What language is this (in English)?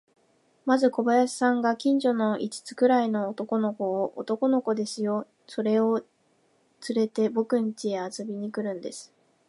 Japanese